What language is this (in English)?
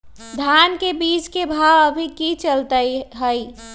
Magahi